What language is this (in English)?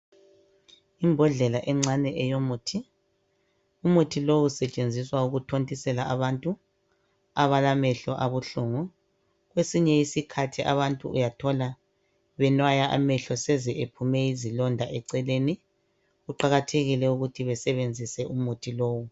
North Ndebele